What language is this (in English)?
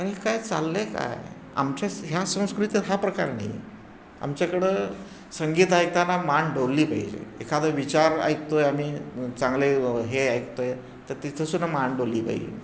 Marathi